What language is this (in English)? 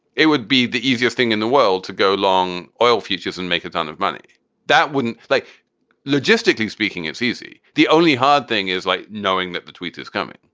English